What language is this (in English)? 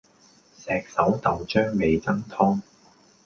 Cantonese